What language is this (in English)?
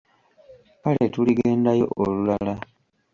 Ganda